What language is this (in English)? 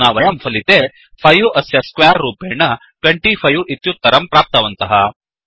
Sanskrit